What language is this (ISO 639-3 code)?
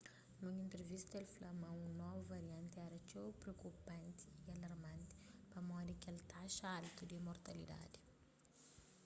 kea